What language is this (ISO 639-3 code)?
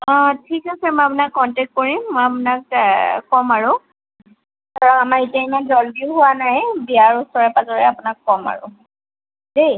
asm